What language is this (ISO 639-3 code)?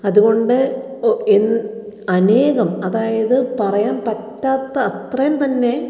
mal